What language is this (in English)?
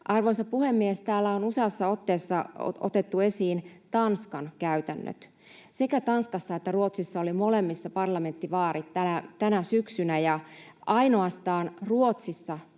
Finnish